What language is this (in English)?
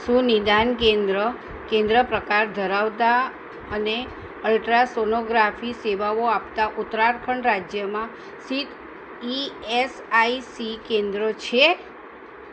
Gujarati